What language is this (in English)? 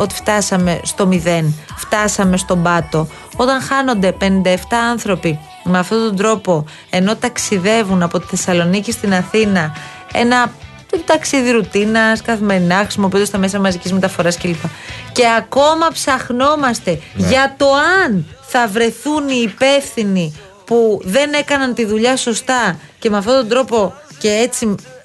Greek